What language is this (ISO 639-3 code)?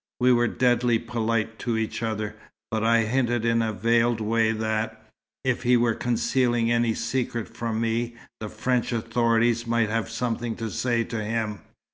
eng